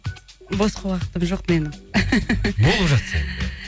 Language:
Kazakh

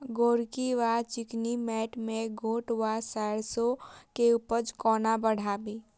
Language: Maithili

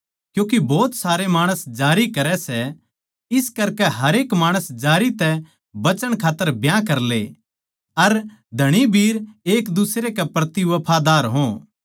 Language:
Haryanvi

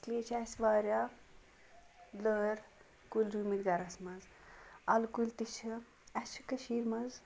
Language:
Kashmiri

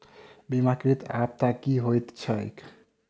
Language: Maithili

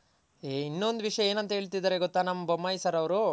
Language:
Kannada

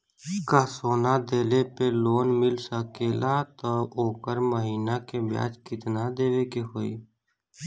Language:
Bhojpuri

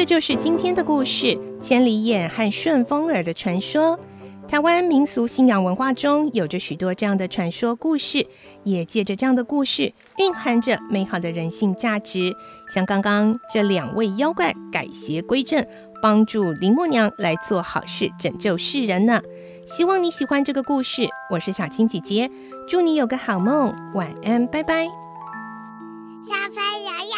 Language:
Chinese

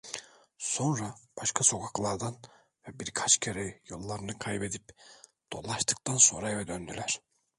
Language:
Turkish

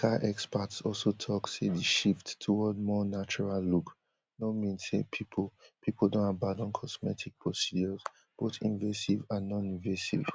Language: Nigerian Pidgin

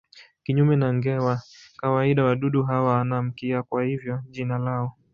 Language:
Swahili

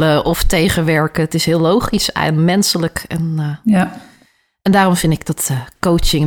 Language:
Dutch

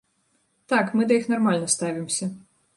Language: Belarusian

